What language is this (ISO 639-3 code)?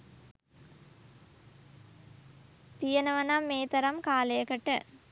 sin